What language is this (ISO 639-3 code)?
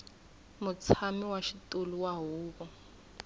tso